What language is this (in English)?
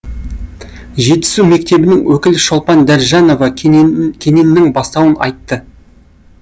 Kazakh